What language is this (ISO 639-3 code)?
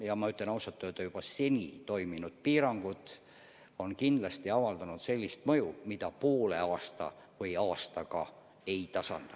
est